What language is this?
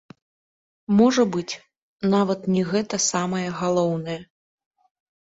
Belarusian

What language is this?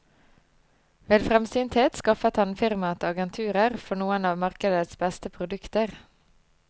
Norwegian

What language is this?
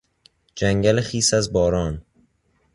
Persian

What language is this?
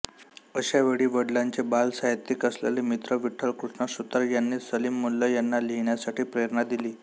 Marathi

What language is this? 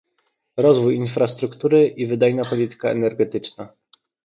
Polish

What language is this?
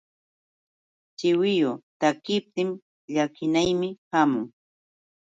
Yauyos Quechua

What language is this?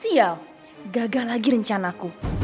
Indonesian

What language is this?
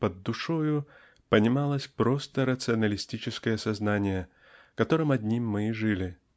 Russian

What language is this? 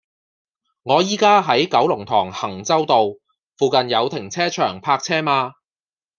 Cantonese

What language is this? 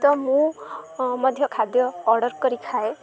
Odia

